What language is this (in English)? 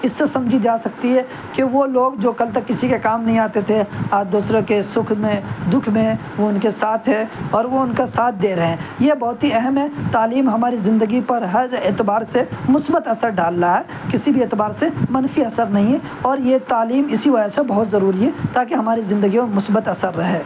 Urdu